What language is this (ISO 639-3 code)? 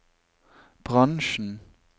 nor